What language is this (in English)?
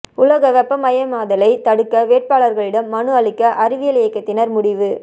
Tamil